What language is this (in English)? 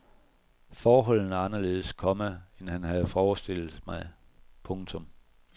Danish